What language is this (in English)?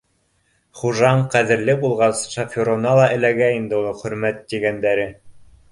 Bashkir